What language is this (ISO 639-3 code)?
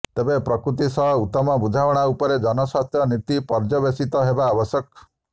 ori